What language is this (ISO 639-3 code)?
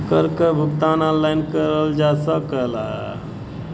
bho